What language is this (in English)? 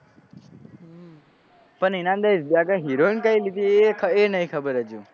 Gujarati